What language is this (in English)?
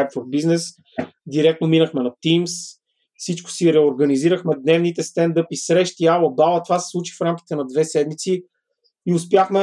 Bulgarian